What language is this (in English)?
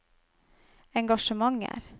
Norwegian